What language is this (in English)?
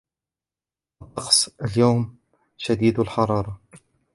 Arabic